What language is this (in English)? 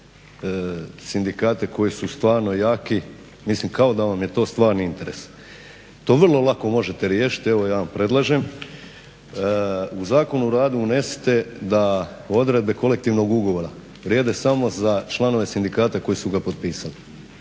Croatian